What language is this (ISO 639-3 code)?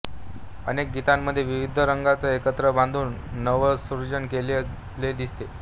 mar